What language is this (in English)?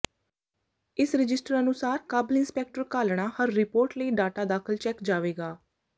Punjabi